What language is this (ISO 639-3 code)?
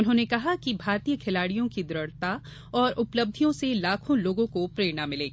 hin